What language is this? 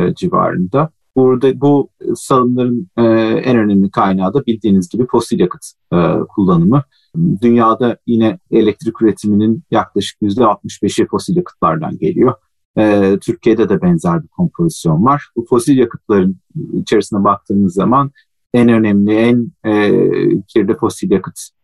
Turkish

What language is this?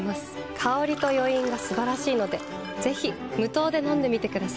Japanese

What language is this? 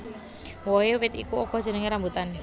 Javanese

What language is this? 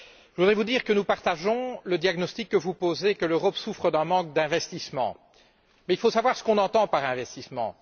French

